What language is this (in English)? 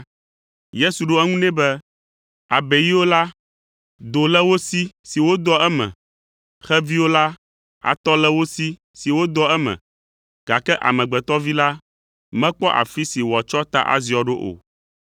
Ewe